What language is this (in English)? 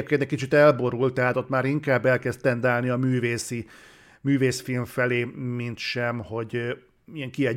Hungarian